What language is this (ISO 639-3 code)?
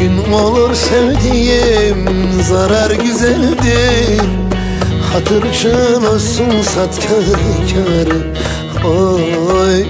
tur